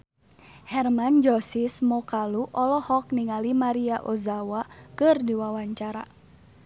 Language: Sundanese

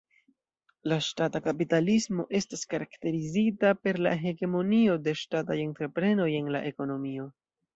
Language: Esperanto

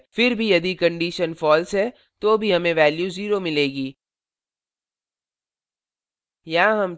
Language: Hindi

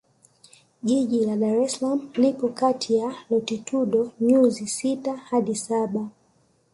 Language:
Swahili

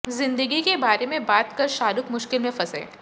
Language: Hindi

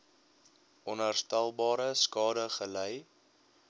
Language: Afrikaans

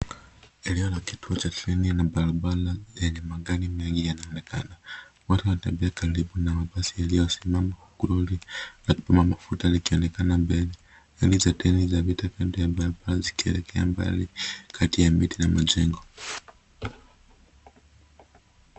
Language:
Swahili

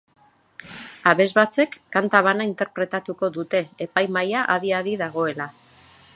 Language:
Basque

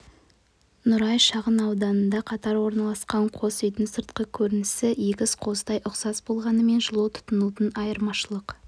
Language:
Kazakh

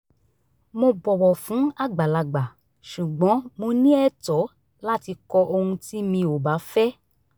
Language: Yoruba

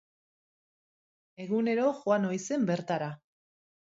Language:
Basque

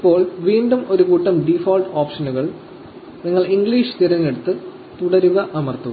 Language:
Malayalam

